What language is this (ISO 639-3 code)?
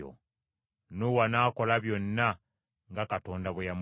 lug